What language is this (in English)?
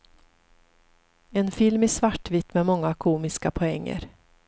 Swedish